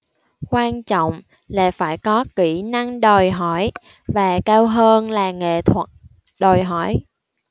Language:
Vietnamese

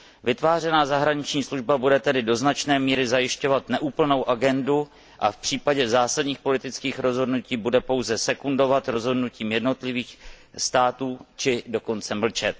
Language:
Czech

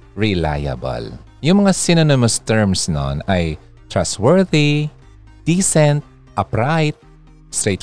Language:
Filipino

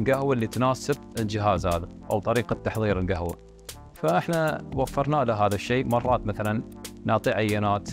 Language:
Arabic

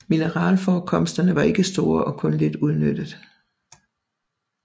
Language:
Danish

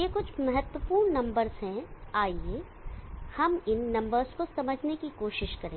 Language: Hindi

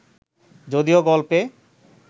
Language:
Bangla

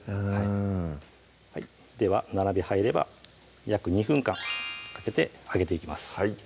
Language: Japanese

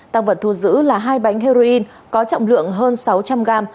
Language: Vietnamese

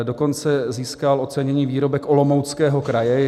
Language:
Czech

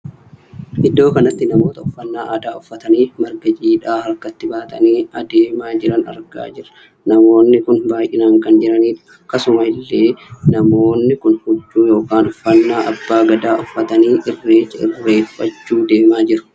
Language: Oromo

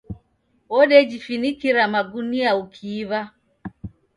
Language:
Taita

